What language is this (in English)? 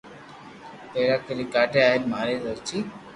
Loarki